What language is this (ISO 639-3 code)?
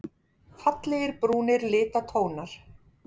isl